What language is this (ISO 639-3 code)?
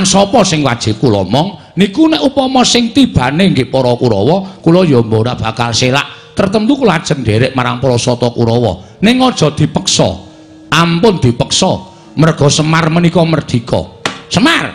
ind